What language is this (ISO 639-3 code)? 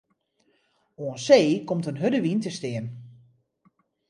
fry